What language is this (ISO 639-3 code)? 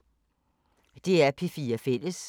dan